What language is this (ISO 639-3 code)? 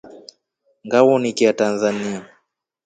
rof